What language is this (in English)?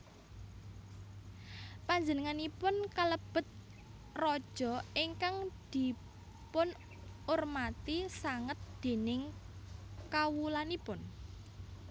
Javanese